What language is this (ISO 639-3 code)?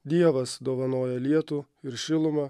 lit